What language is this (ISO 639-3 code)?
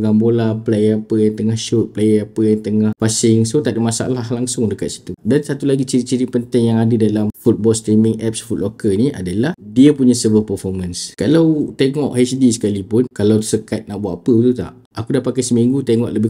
msa